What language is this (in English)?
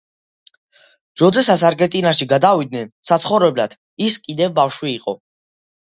Georgian